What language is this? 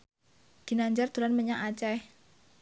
Javanese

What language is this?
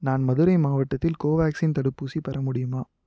Tamil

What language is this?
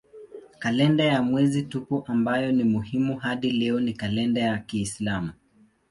Swahili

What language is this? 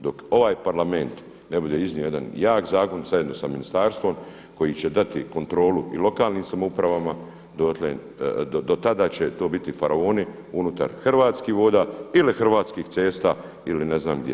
Croatian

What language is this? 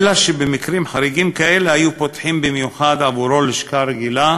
Hebrew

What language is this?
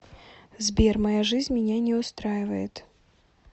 Russian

